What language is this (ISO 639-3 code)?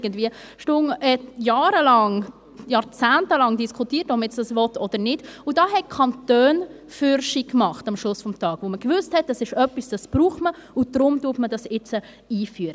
gsw